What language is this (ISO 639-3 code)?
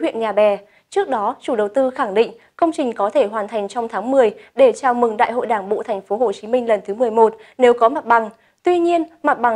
vie